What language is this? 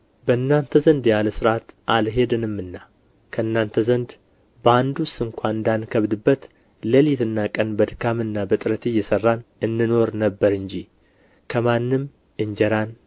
Amharic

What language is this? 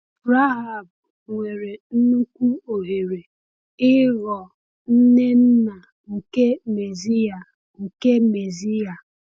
Igbo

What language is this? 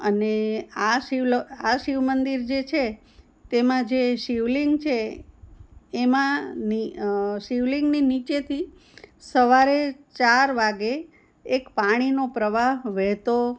Gujarati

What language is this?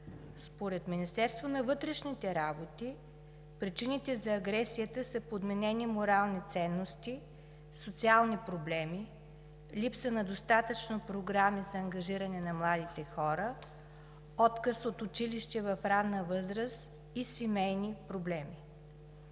Bulgarian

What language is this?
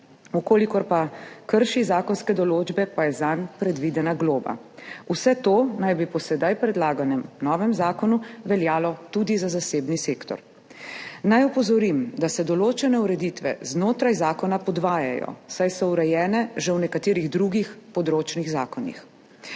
Slovenian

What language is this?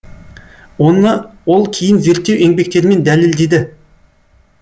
Kazakh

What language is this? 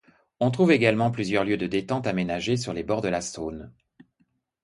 French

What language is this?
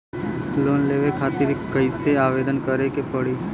Bhojpuri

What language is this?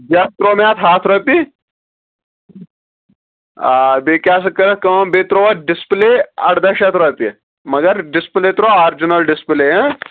Kashmiri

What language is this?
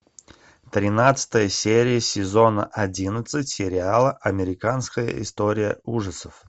Russian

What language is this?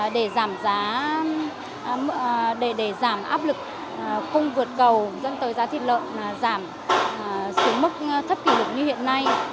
Vietnamese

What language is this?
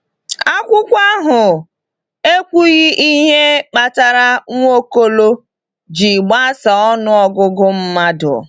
Igbo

